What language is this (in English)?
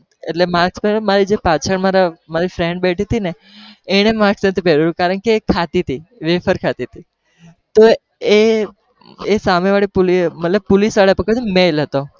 Gujarati